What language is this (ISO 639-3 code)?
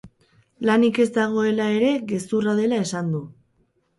eus